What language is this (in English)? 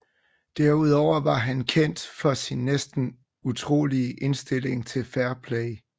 Danish